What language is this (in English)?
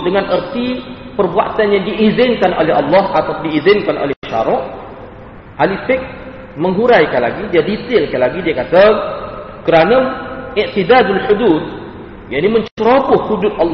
Malay